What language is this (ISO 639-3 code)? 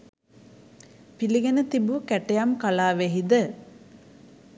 sin